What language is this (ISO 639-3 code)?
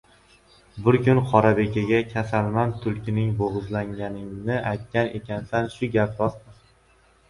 uzb